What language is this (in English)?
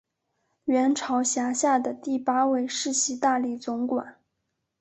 Chinese